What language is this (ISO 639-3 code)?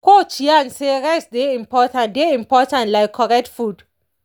pcm